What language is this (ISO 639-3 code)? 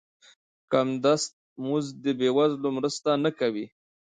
pus